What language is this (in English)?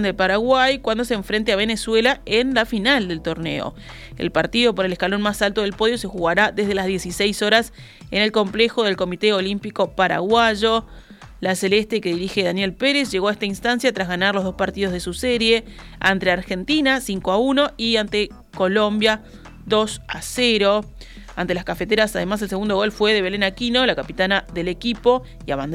Spanish